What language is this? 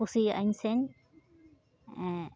Santali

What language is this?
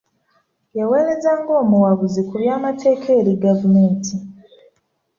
Ganda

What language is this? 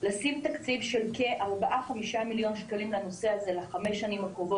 Hebrew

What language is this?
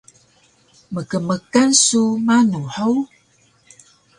Taroko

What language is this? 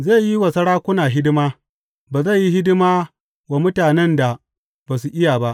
Hausa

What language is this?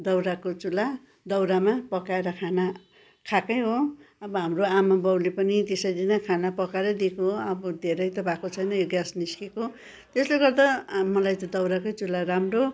Nepali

